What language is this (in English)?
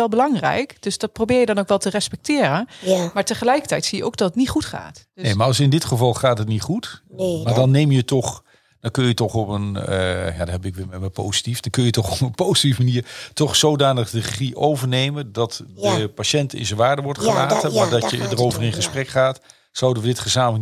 Dutch